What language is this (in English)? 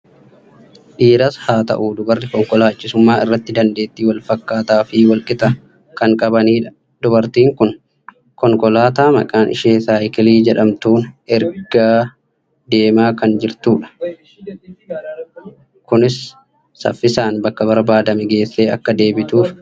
Oromo